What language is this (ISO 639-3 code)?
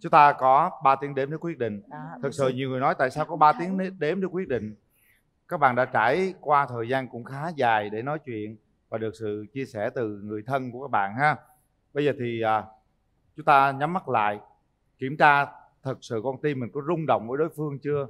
vie